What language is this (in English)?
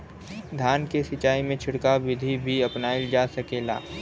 Bhojpuri